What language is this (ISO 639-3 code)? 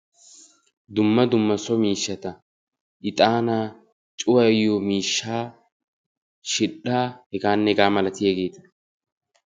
wal